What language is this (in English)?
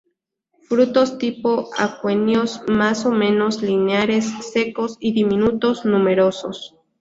Spanish